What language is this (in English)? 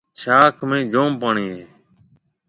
Marwari (Pakistan)